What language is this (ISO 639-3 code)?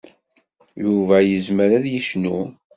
kab